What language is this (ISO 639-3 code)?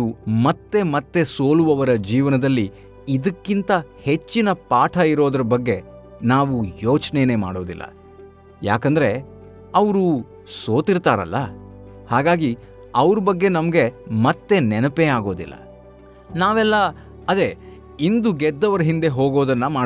kan